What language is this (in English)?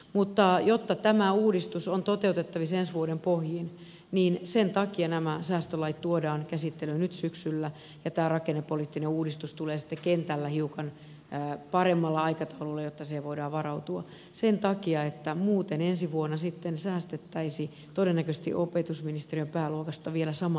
Finnish